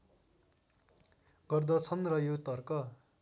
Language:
Nepali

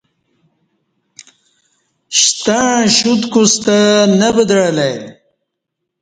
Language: Kati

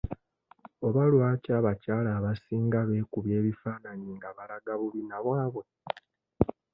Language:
Ganda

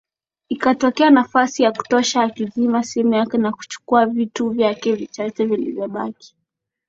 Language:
Swahili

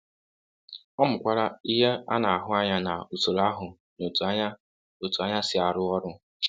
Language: Igbo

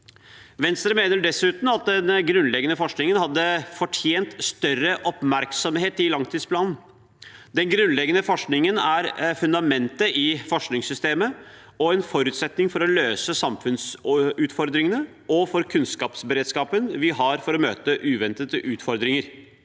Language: Norwegian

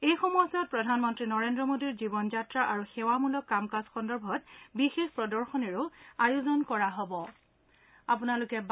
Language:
Assamese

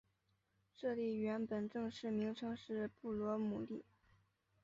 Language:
Chinese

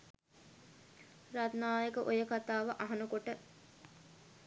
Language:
Sinhala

